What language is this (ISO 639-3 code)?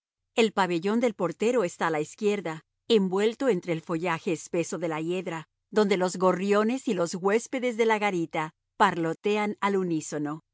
spa